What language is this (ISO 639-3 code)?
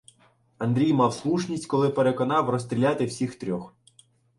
ukr